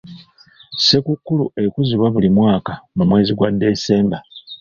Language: Ganda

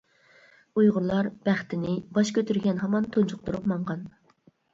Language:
Uyghur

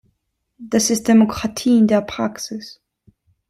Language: German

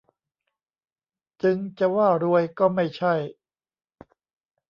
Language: Thai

